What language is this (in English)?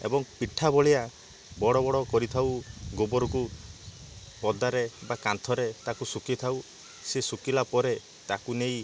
Odia